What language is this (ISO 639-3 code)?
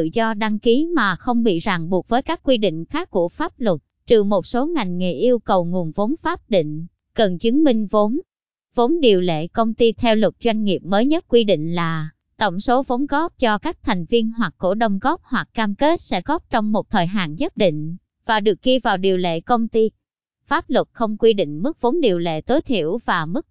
vie